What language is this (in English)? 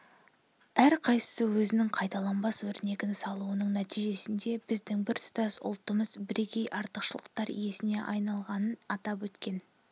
Kazakh